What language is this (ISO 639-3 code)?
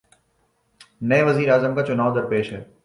urd